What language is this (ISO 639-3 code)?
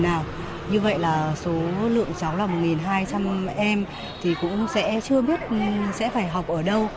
vie